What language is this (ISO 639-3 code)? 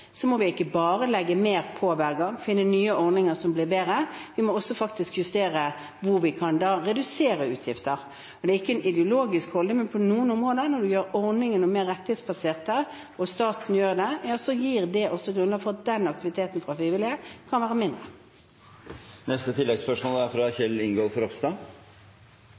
nor